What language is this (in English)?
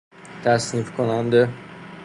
Persian